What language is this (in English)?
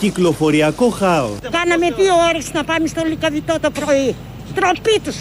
Greek